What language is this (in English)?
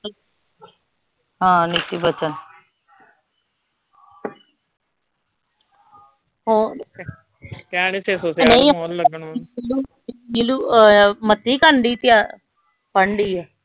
Punjabi